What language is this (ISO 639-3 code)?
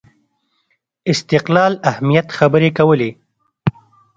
pus